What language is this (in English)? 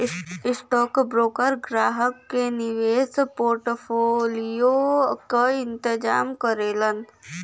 Bhojpuri